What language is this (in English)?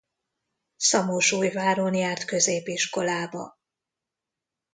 Hungarian